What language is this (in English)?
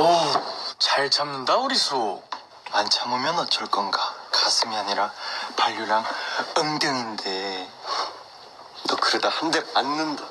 Korean